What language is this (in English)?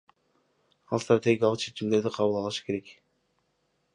Kyrgyz